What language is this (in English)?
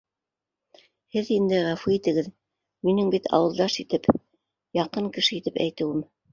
Bashkir